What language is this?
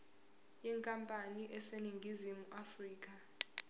Zulu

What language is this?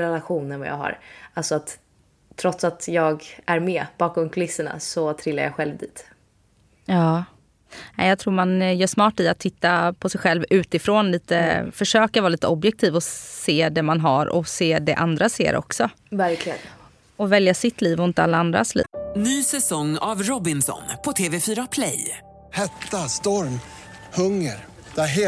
Swedish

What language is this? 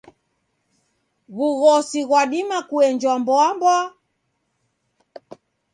Taita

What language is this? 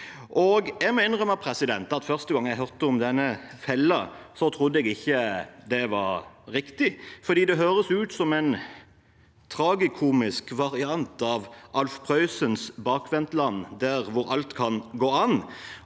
Norwegian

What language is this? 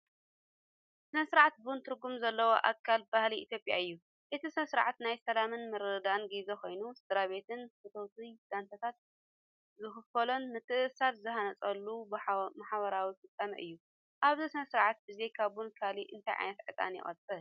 Tigrinya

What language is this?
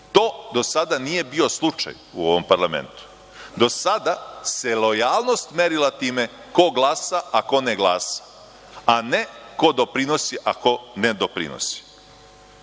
Serbian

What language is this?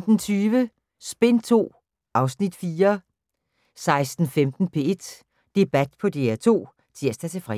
Danish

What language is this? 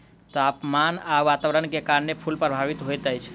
Maithili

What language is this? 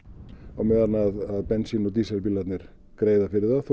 Icelandic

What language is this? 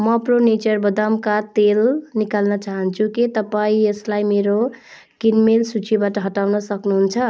Nepali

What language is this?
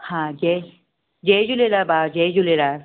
Sindhi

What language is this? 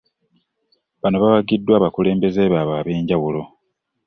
Ganda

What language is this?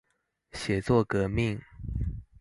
Chinese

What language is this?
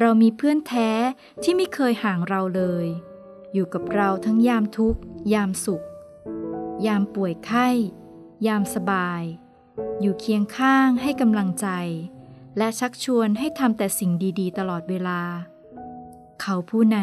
Thai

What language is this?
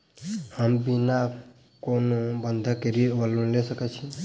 Maithili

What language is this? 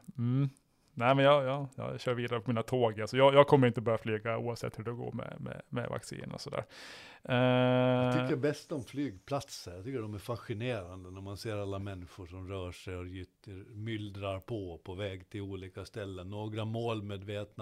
Swedish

